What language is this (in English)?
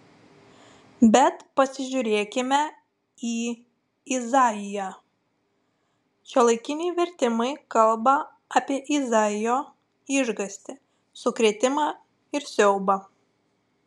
Lithuanian